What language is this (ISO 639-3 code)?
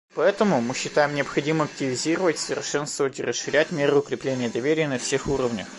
rus